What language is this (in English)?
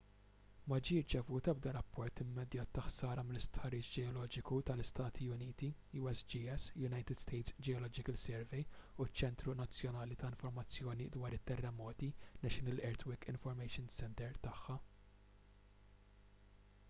Maltese